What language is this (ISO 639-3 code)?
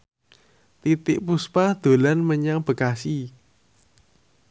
jav